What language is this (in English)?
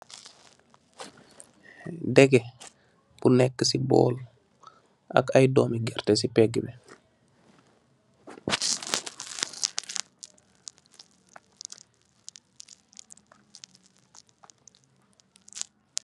Wolof